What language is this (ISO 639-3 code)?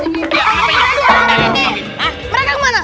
ind